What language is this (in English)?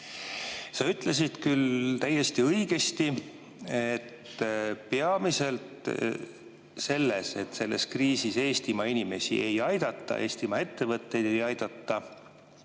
Estonian